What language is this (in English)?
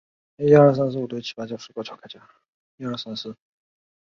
Chinese